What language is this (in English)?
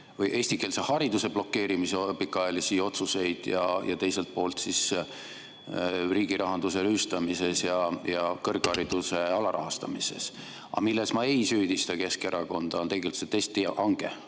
Estonian